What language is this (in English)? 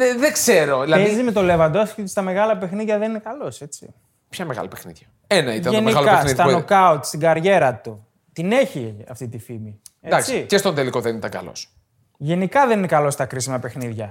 Greek